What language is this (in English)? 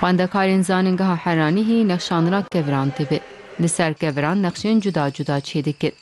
Turkish